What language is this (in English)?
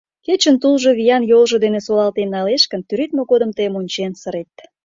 Mari